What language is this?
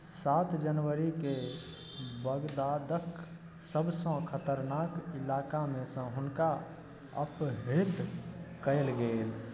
Maithili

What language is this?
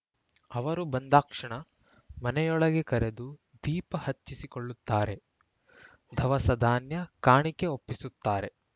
Kannada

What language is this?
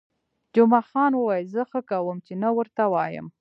Pashto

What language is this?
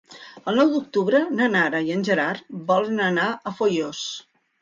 Catalan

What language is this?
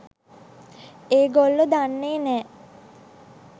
Sinhala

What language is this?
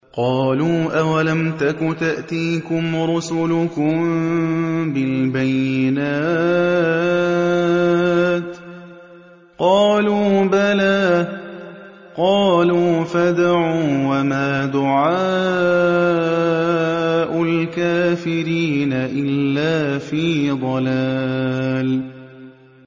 Arabic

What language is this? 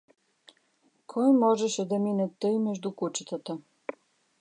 Bulgarian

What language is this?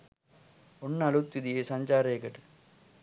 Sinhala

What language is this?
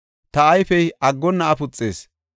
Gofa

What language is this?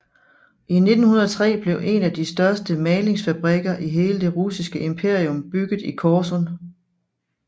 Danish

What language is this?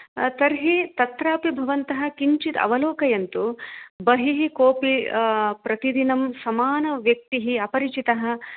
Sanskrit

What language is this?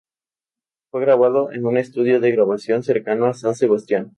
Spanish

